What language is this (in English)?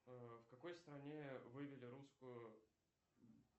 Russian